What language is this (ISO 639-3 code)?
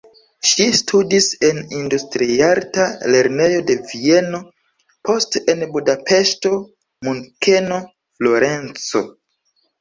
epo